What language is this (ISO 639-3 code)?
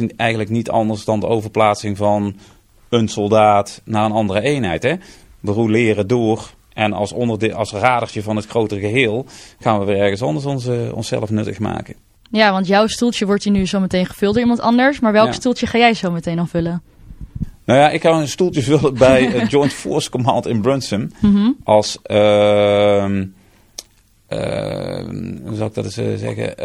nld